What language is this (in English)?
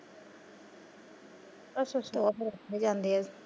Punjabi